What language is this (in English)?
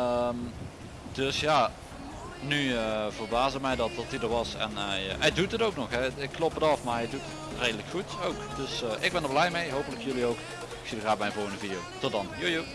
Dutch